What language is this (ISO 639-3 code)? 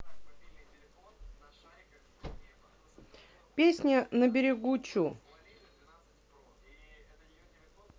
rus